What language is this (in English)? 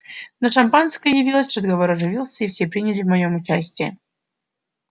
Russian